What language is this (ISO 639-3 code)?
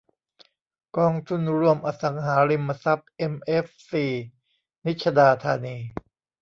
tha